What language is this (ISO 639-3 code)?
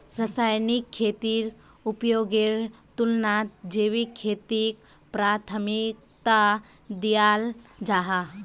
mag